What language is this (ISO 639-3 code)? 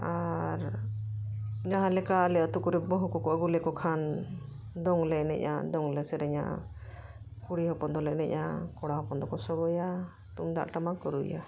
sat